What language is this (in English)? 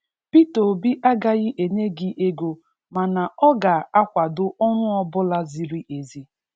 Igbo